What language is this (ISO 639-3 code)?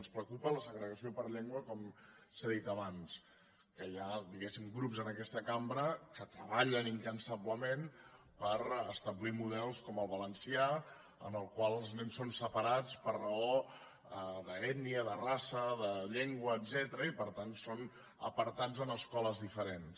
cat